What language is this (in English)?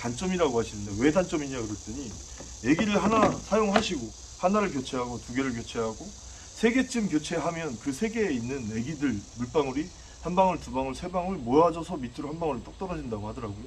Korean